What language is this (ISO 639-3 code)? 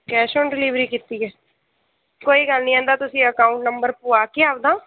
pan